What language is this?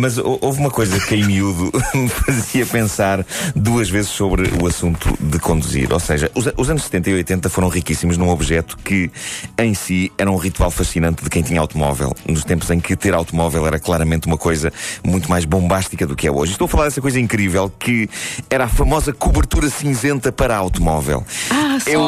Portuguese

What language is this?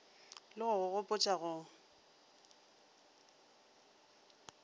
Northern Sotho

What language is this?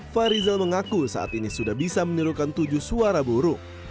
Indonesian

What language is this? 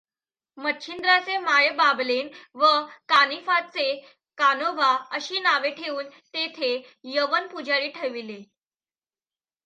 Marathi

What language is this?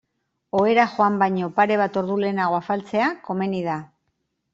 Basque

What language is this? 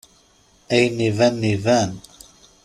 Kabyle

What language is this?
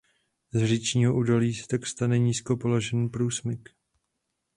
Czech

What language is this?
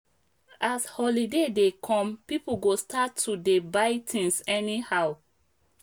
Nigerian Pidgin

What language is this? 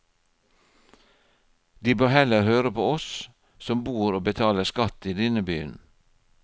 Norwegian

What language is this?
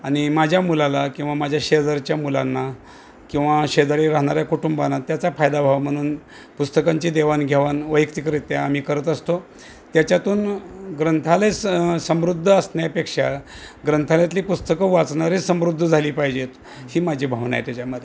Marathi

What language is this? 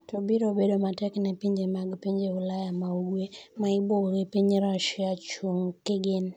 Luo (Kenya and Tanzania)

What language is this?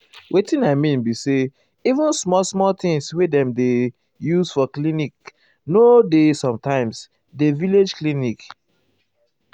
Nigerian Pidgin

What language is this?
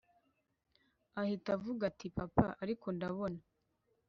Kinyarwanda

